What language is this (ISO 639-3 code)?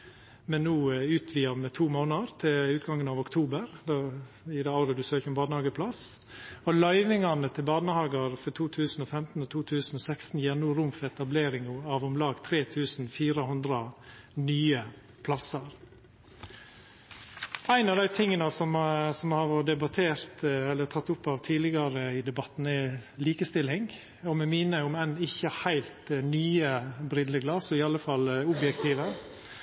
nno